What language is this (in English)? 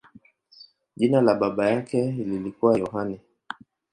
Swahili